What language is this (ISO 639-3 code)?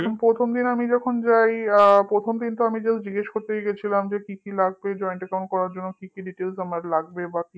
ben